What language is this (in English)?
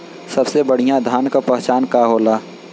Bhojpuri